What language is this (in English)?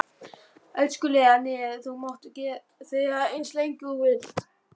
Icelandic